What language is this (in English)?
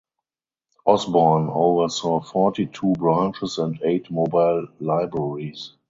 English